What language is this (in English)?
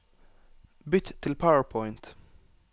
Norwegian